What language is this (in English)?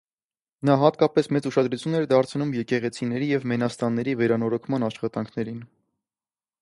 Armenian